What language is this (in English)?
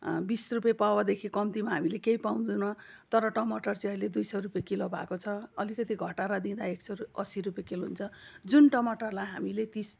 Nepali